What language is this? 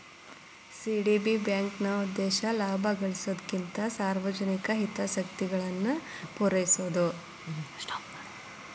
Kannada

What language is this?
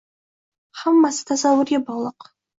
Uzbek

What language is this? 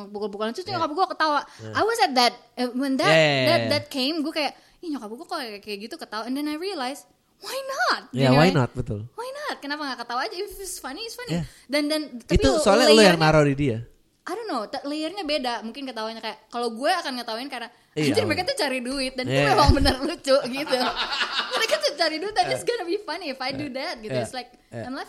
Indonesian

